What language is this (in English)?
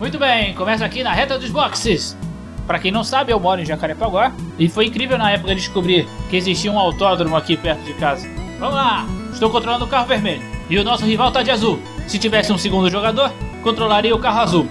Portuguese